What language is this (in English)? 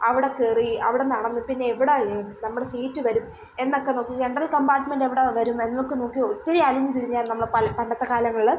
Malayalam